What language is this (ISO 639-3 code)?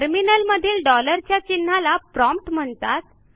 mar